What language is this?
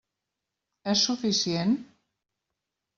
Catalan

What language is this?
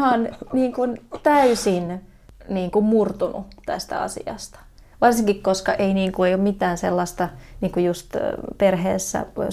Finnish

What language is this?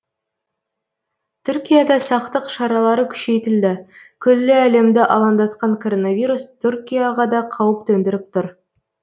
Kazakh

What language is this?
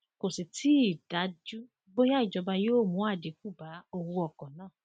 Yoruba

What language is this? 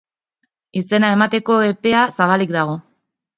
Basque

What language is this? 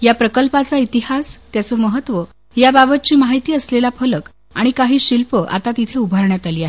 Marathi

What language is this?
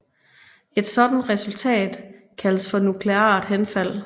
Danish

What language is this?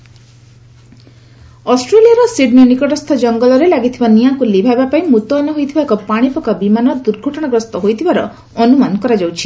Odia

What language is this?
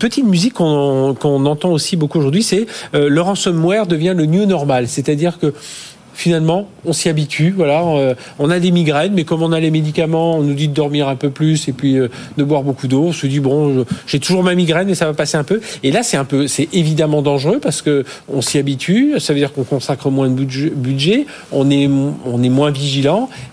French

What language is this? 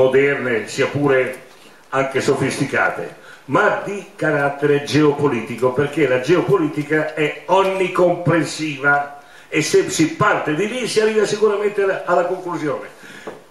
Italian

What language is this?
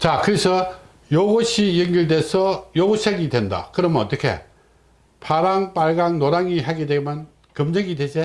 Korean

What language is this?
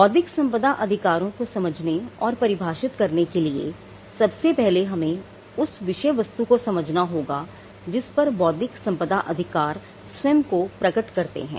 Hindi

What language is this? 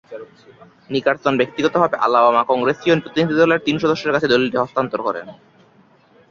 Bangla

